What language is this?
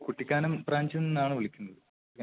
Malayalam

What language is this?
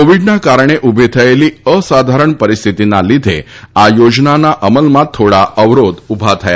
Gujarati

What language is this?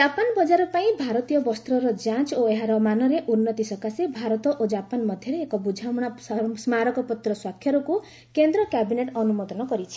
Odia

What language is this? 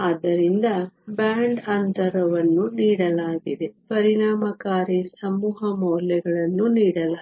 Kannada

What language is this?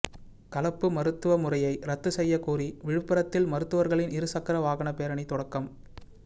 Tamil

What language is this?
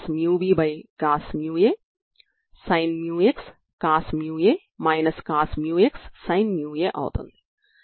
Telugu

